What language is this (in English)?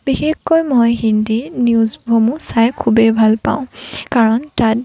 Assamese